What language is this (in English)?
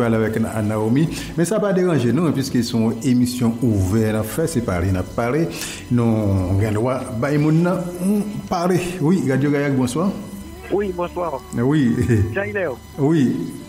French